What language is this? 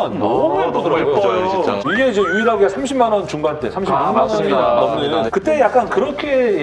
Korean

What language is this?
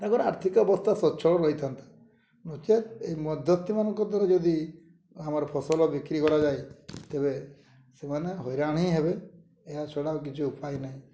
Odia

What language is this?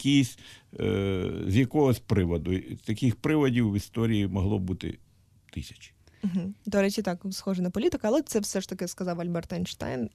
Ukrainian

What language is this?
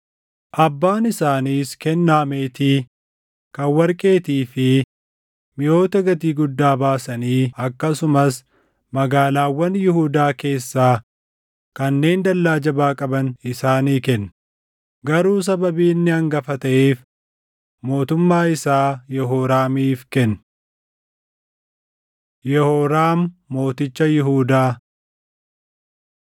Oromo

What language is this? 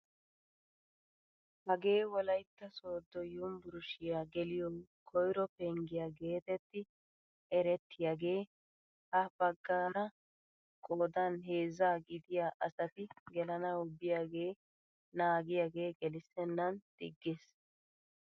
Wolaytta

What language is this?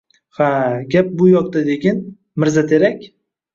Uzbek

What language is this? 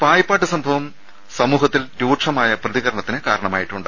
Malayalam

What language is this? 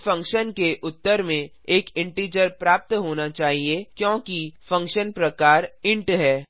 Hindi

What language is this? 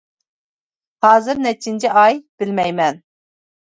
Uyghur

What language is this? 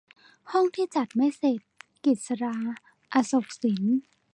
Thai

